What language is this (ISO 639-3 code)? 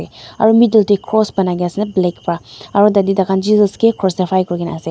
nag